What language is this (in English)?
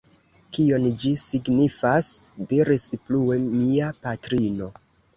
Esperanto